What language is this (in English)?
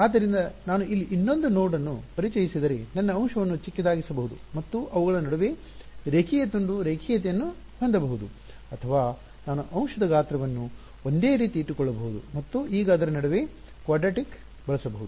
Kannada